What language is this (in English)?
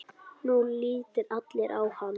Icelandic